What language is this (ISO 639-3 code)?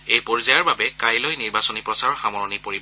asm